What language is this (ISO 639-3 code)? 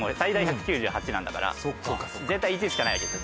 jpn